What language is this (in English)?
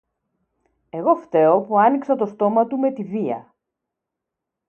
Greek